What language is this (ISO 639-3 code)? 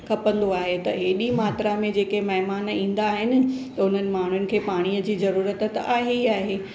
snd